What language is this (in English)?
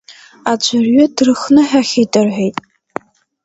Abkhazian